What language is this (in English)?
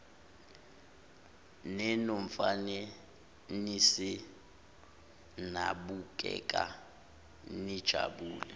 Zulu